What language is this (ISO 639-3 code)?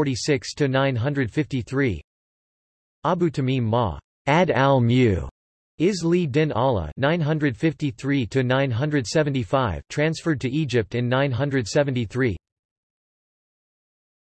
eng